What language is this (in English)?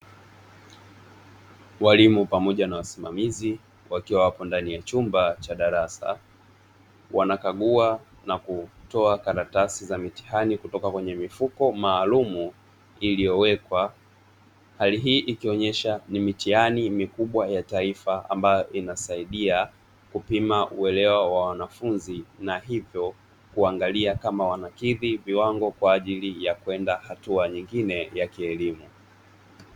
Swahili